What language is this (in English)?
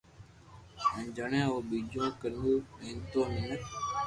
Loarki